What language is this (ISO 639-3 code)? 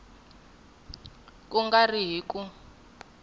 tso